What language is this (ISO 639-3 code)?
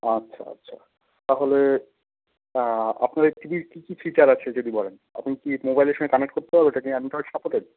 ben